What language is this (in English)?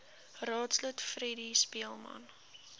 Afrikaans